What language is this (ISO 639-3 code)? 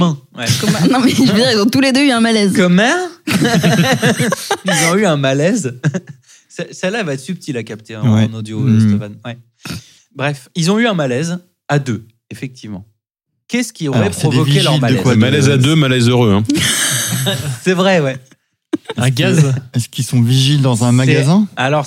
fra